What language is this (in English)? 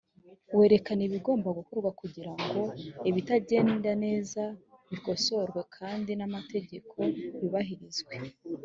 Kinyarwanda